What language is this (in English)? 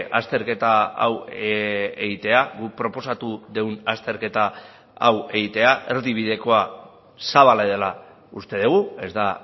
Basque